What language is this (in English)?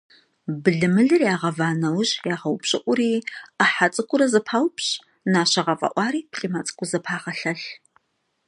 Kabardian